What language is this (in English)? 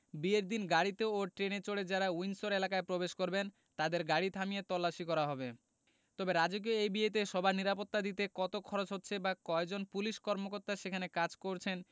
Bangla